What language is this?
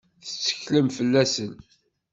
Kabyle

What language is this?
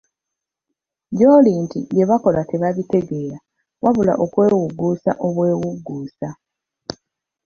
Ganda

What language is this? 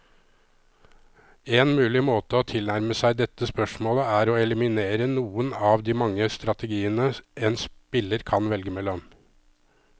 Norwegian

